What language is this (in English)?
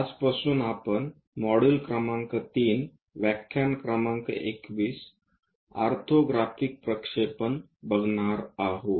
Marathi